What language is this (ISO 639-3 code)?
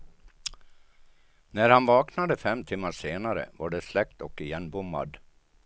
swe